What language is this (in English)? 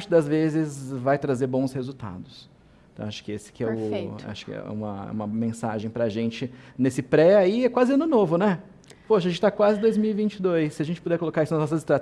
Portuguese